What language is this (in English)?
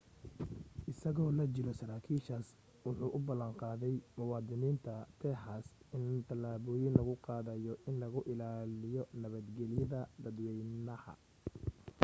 Somali